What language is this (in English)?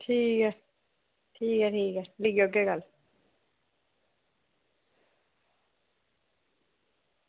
Dogri